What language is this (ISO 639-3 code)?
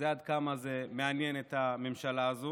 heb